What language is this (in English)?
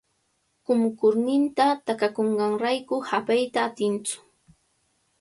Cajatambo North Lima Quechua